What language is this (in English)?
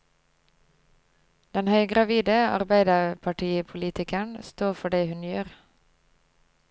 Norwegian